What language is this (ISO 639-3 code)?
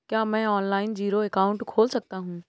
hin